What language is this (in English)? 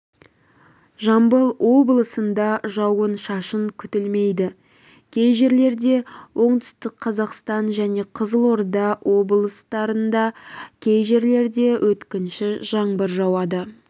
Kazakh